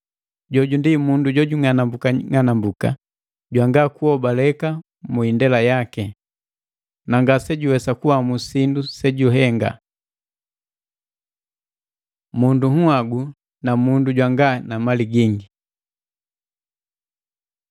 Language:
Matengo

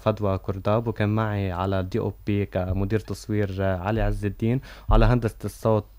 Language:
Arabic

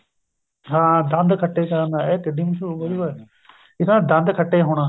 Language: Punjabi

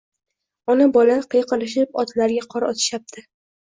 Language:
Uzbek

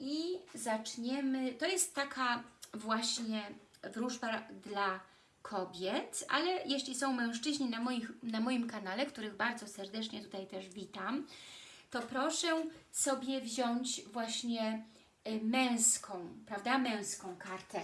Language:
Polish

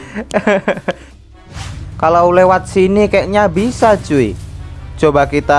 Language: Indonesian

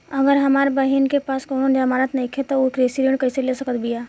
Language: Bhojpuri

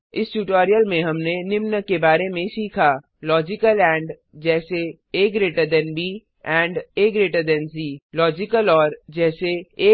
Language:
Hindi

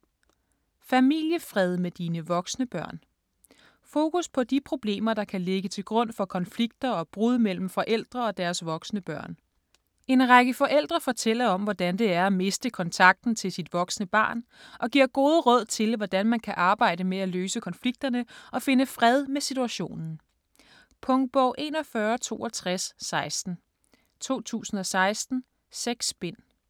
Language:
Danish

